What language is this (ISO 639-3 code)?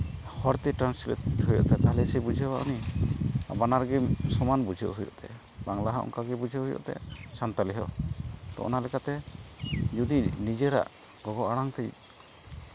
sat